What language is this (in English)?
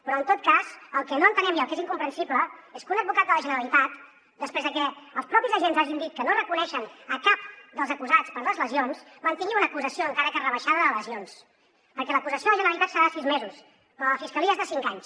Catalan